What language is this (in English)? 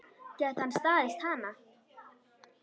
Icelandic